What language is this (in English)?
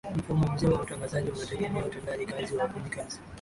Swahili